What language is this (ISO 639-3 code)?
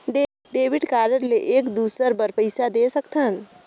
hne